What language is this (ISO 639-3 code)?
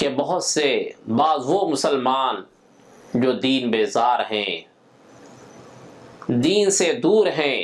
ara